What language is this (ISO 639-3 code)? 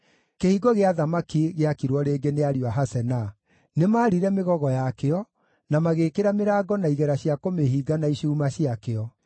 kik